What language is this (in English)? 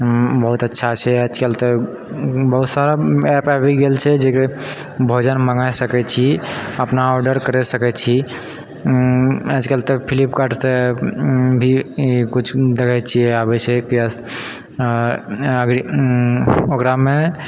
Maithili